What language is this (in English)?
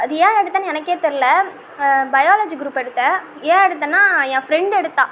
Tamil